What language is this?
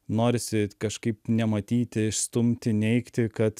Lithuanian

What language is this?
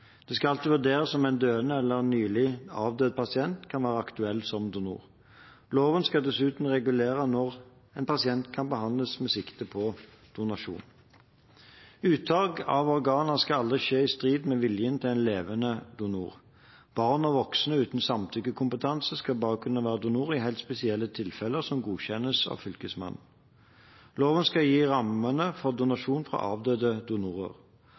Norwegian Bokmål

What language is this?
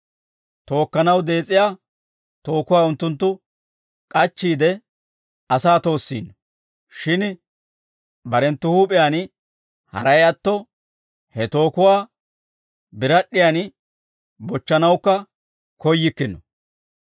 Dawro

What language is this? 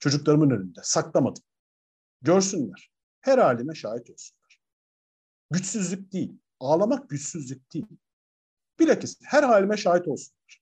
Turkish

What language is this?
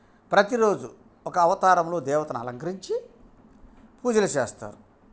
Telugu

